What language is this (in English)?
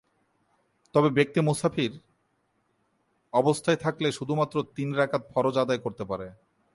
Bangla